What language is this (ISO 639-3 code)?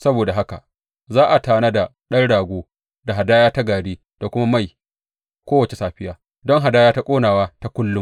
hau